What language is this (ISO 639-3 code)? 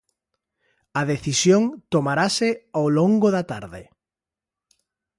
glg